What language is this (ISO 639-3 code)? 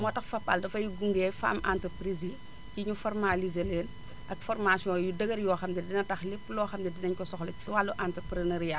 wol